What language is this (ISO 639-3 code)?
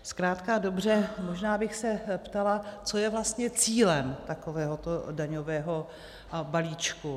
ces